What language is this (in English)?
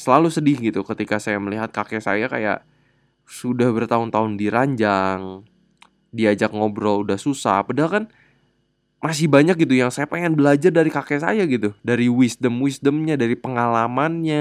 Indonesian